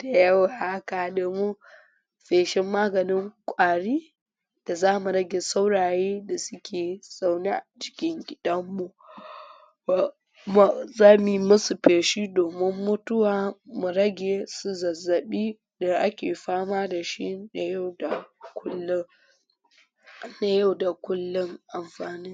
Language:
Hausa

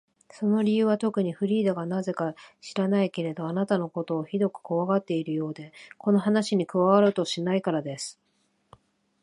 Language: Japanese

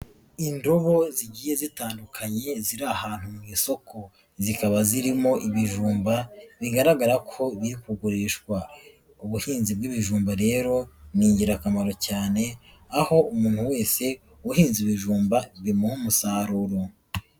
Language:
Kinyarwanda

